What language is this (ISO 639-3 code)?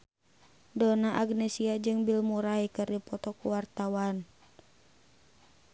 sun